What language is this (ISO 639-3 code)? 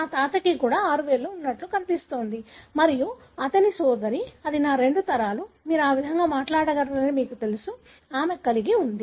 tel